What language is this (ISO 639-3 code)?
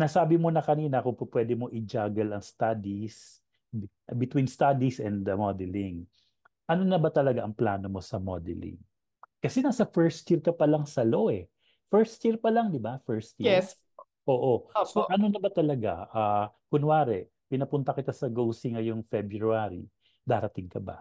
fil